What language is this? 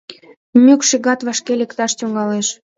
Mari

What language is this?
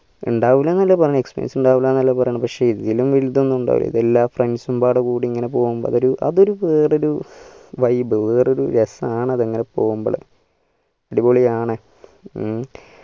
Malayalam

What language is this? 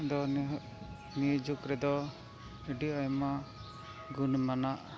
Santali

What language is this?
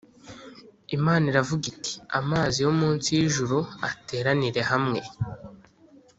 Kinyarwanda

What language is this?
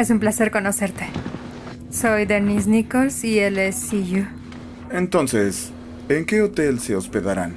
Spanish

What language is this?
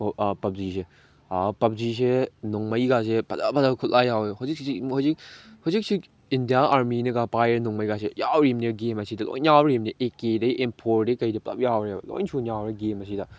Manipuri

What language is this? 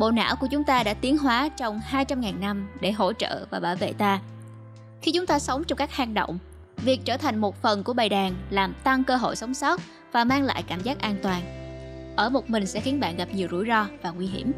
Vietnamese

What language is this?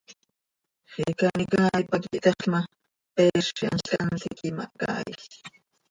Seri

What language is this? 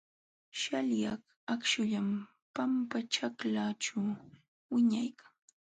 Jauja Wanca Quechua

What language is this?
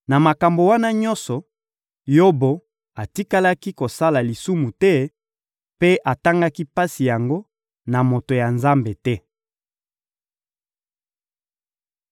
Lingala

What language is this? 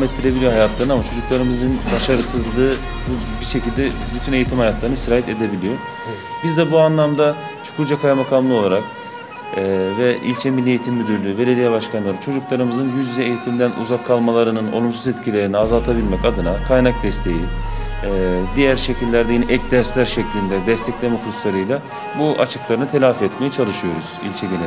Turkish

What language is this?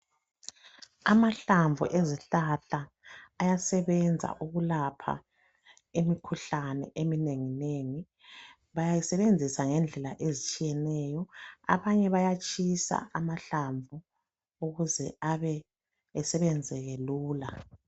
North Ndebele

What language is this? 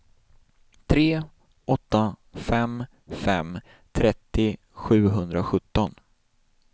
Swedish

